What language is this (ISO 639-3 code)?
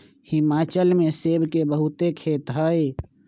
mag